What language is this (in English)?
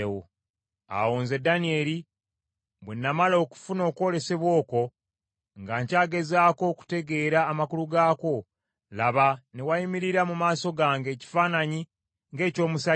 Ganda